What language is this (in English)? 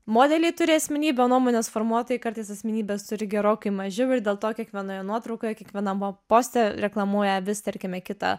Lithuanian